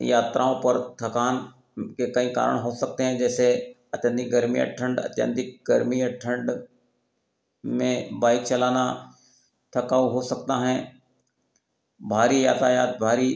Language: Hindi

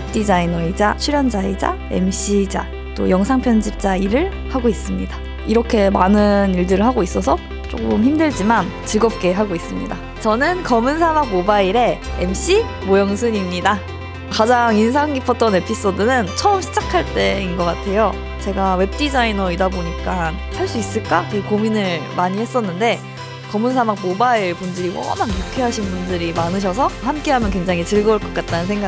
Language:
Korean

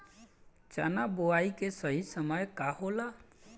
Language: Bhojpuri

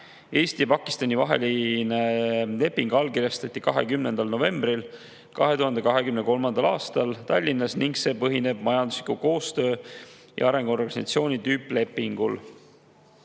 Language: Estonian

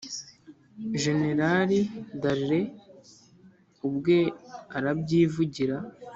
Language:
Kinyarwanda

